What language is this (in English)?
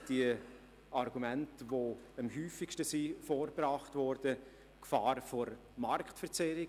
Swiss German